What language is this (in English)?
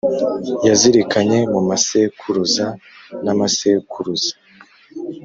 Kinyarwanda